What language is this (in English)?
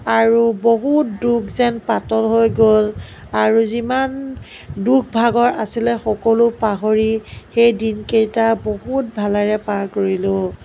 Assamese